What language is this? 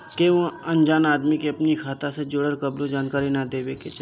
Bhojpuri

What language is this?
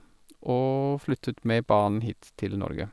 Norwegian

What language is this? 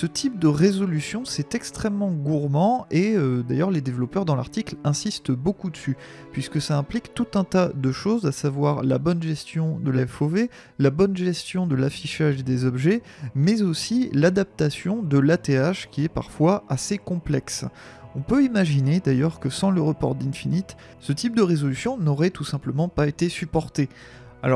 French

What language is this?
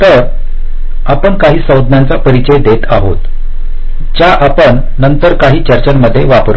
Marathi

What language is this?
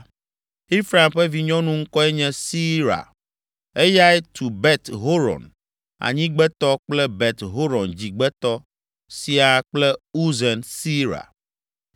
Ewe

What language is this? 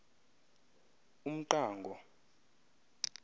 Xhosa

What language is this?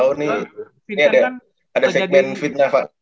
Indonesian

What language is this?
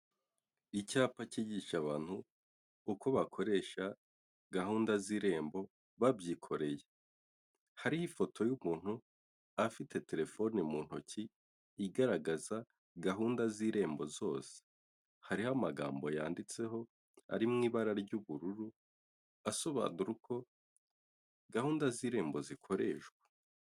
Kinyarwanda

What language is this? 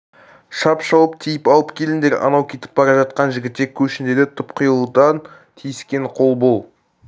Kazakh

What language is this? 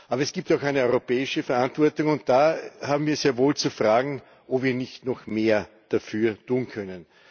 German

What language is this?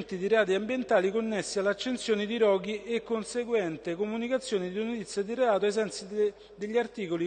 Italian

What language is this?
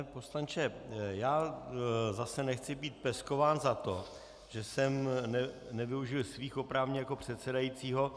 Czech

